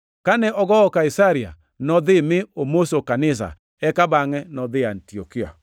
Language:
Luo (Kenya and Tanzania)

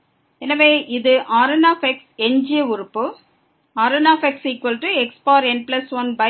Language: Tamil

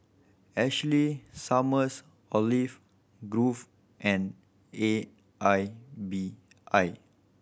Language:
English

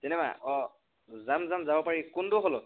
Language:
Assamese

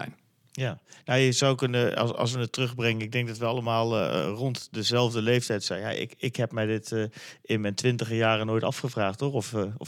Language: Dutch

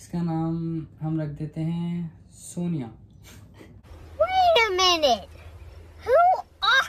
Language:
Hindi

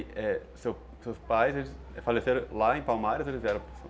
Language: Portuguese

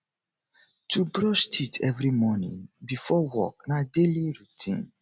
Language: Nigerian Pidgin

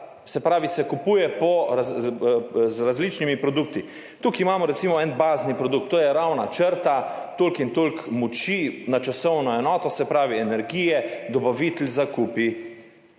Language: Slovenian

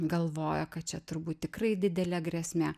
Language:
Lithuanian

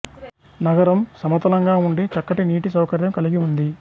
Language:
Telugu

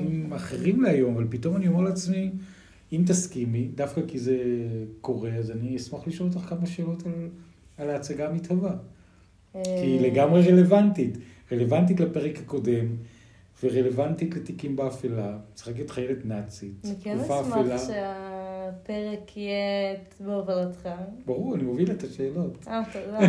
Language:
Hebrew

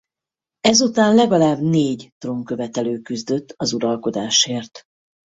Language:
Hungarian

